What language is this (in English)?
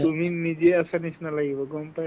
Assamese